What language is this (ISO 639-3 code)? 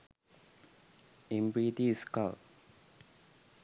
sin